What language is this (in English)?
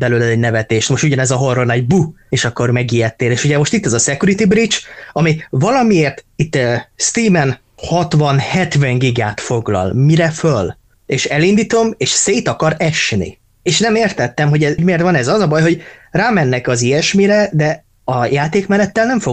Hungarian